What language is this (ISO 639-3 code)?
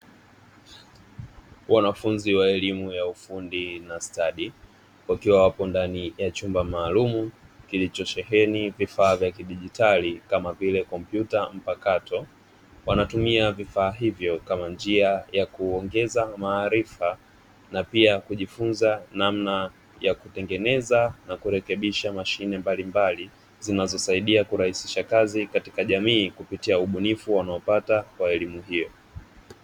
swa